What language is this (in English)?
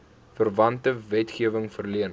Afrikaans